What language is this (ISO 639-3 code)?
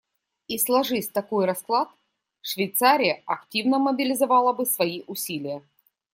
rus